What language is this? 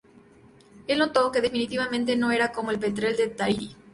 Spanish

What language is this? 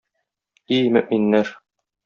Tatar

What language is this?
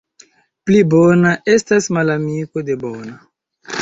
Esperanto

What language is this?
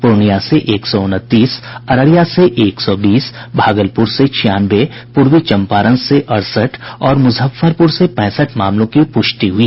Hindi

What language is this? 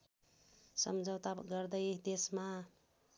Nepali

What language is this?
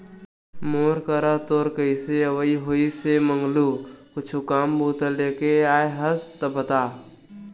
Chhattisgarhi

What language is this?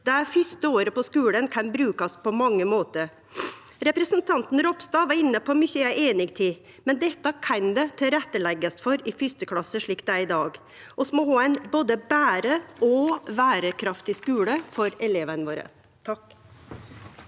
Norwegian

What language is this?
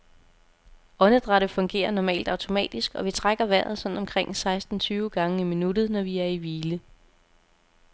Danish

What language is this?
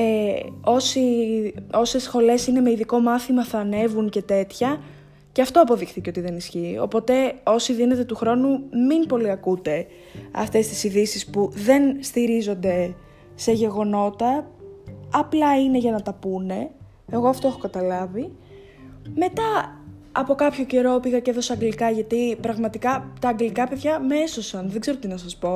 Greek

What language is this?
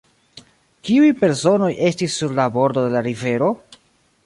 Esperanto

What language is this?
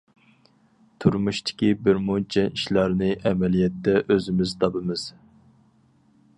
Uyghur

